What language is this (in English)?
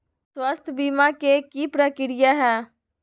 Magahi